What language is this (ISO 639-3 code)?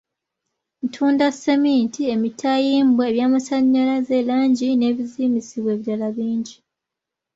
lug